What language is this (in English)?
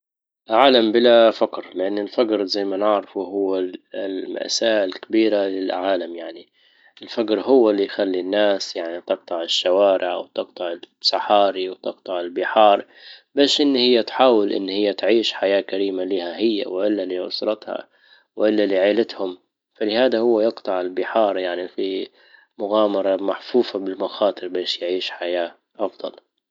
Libyan Arabic